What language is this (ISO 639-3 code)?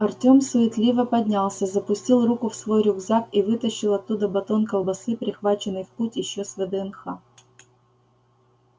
rus